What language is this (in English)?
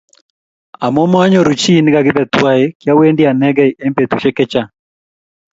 Kalenjin